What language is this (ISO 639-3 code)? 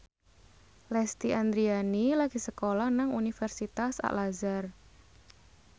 jav